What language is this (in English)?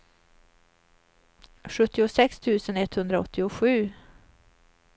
Swedish